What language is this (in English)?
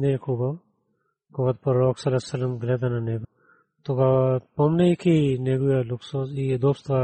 Bulgarian